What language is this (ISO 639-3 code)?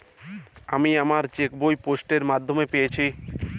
ben